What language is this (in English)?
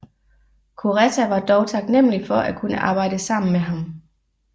Danish